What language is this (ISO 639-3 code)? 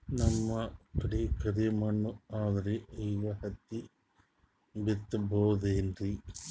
kan